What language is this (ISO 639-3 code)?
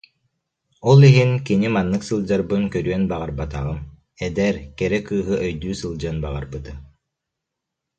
sah